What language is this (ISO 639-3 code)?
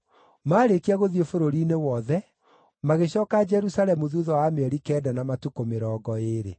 kik